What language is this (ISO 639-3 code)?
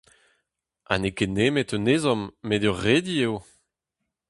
bre